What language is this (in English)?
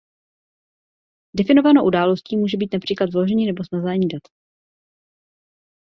Czech